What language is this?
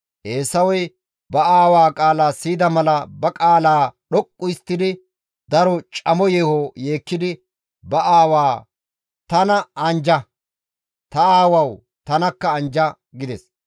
Gamo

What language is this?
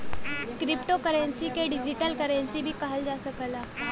Bhojpuri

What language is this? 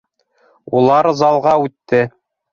Bashkir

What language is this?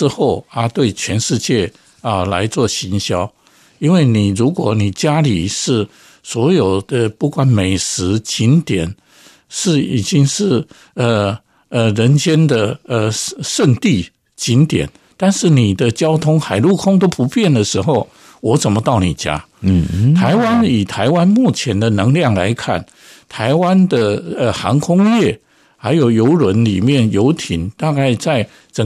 Chinese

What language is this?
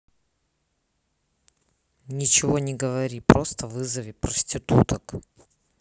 Russian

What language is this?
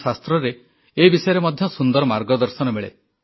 Odia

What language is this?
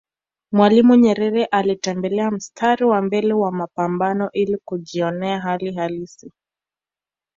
Swahili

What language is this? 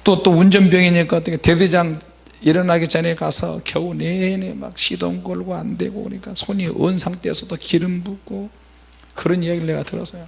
Korean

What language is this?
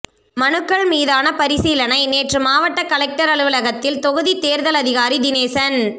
Tamil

